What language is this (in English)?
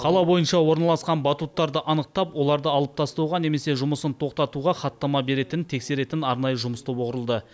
Kazakh